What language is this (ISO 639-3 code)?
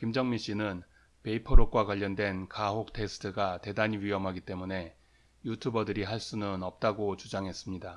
kor